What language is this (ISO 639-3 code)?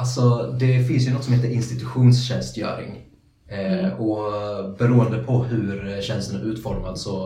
swe